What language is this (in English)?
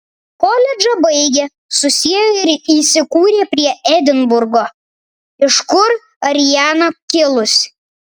Lithuanian